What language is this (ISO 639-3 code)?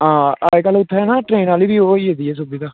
doi